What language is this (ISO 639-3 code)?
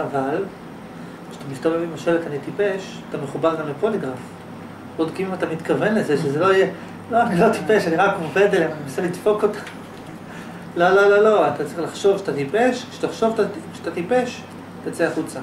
heb